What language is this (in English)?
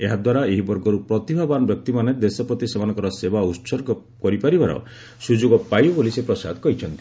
Odia